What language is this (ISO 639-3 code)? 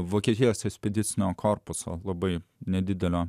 lit